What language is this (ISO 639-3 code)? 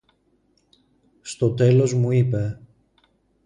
ell